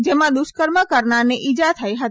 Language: Gujarati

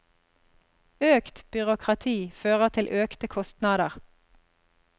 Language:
Norwegian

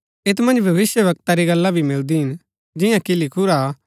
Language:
Gaddi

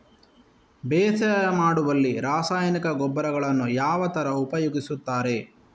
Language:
Kannada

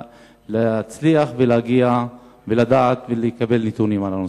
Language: Hebrew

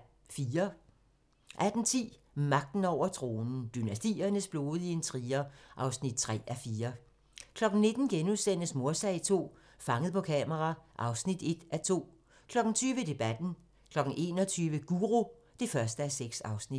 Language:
Danish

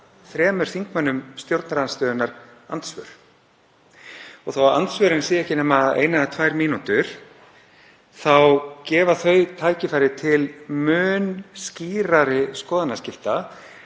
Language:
Icelandic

